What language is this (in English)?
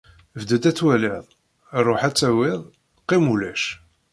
Kabyle